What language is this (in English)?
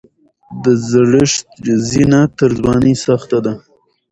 Pashto